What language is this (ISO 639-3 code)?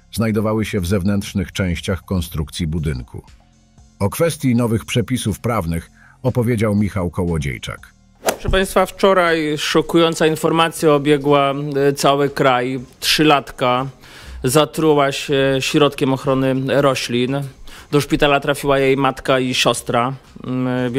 pol